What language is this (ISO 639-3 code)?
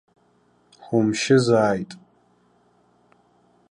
abk